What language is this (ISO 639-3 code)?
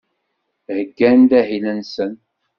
kab